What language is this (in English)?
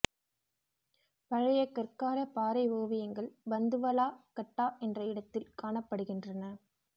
Tamil